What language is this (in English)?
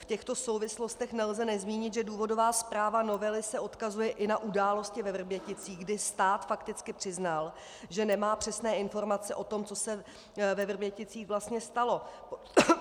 Czech